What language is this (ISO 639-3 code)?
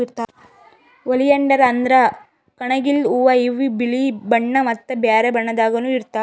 kan